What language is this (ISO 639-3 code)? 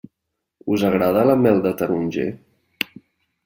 cat